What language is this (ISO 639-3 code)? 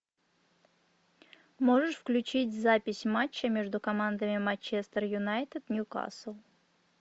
rus